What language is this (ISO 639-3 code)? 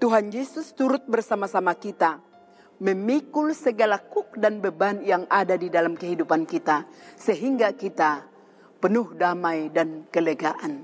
ind